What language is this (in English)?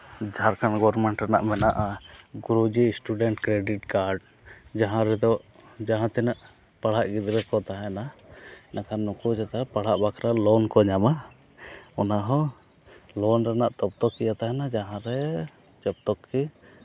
Santali